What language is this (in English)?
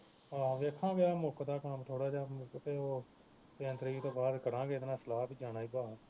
Punjabi